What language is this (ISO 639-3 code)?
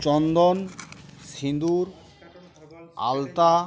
ben